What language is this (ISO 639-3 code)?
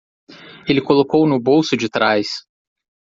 por